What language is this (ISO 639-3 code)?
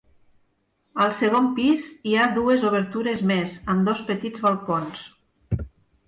cat